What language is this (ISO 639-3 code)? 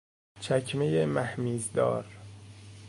fas